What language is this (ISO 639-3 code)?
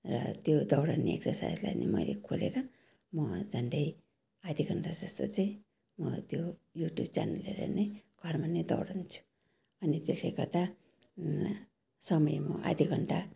nep